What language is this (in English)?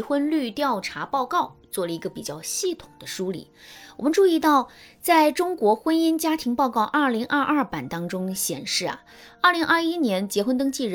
Chinese